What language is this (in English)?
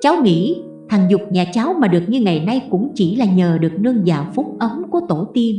Vietnamese